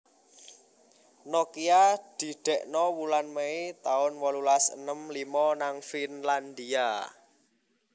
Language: Javanese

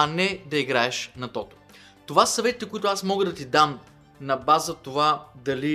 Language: Bulgarian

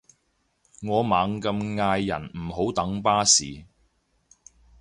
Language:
Cantonese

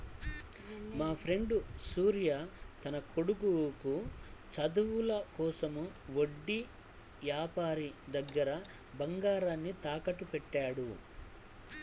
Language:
Telugu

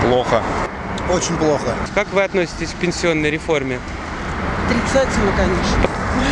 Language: Russian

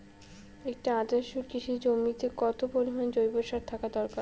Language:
Bangla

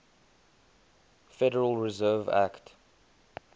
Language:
English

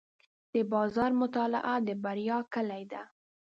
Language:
Pashto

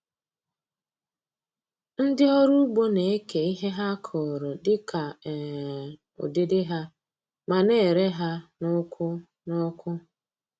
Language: Igbo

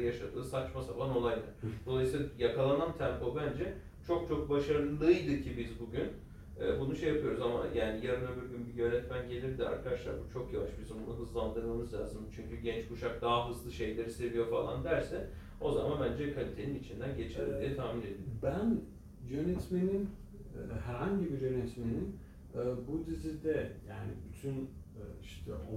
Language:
Turkish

